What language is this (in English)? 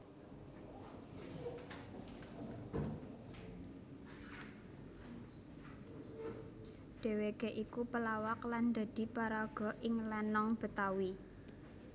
Javanese